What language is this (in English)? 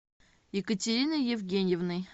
Russian